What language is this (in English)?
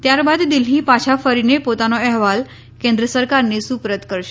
Gujarati